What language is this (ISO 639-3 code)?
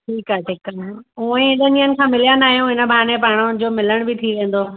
snd